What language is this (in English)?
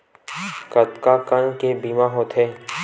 Chhattisgarhi